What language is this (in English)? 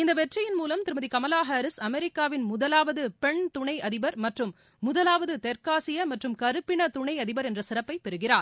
Tamil